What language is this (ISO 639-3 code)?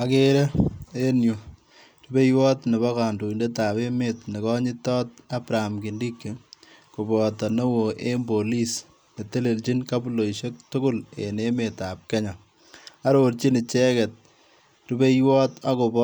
kln